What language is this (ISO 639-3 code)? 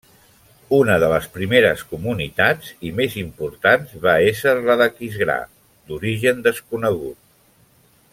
cat